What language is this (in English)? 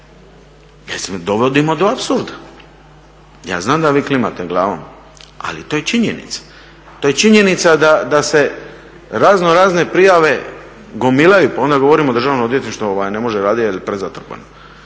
Croatian